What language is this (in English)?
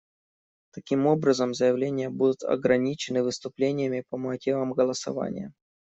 Russian